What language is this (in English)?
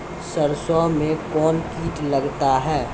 Maithili